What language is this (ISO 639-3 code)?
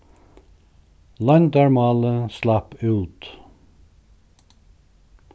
fao